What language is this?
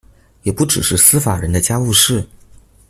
Chinese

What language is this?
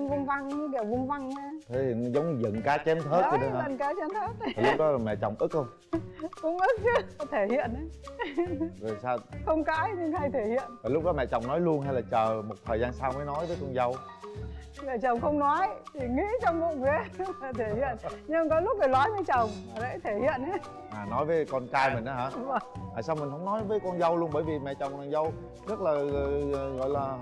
Vietnamese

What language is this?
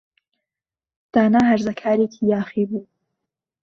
Central Kurdish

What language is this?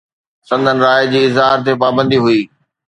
Sindhi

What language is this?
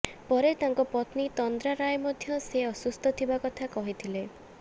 Odia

